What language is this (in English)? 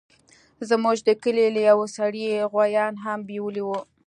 Pashto